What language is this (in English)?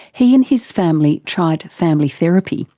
English